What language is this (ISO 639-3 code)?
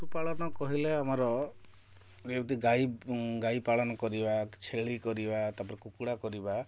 ori